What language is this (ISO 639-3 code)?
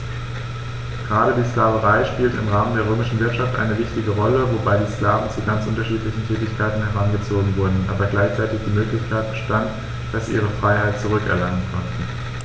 deu